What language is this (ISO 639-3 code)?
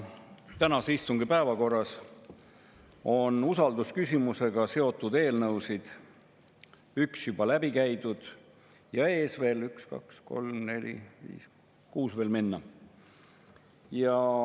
est